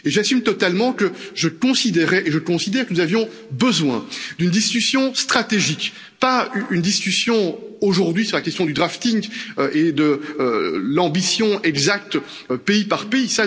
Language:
French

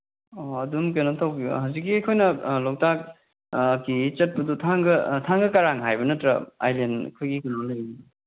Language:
Manipuri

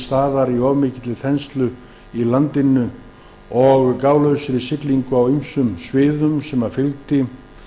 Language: Icelandic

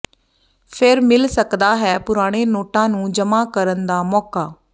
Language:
Punjabi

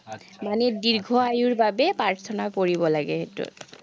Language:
Assamese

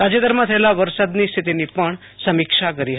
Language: Gujarati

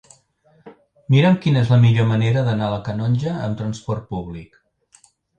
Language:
Catalan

